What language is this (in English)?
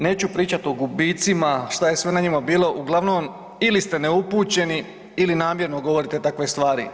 Croatian